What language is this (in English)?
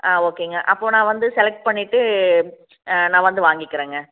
Tamil